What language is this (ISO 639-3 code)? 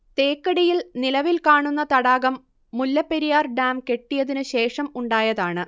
mal